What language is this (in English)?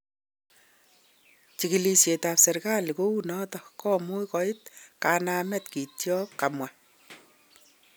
Kalenjin